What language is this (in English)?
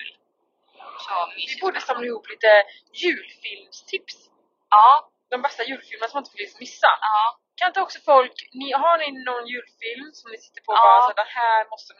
Swedish